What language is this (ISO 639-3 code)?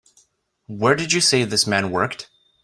eng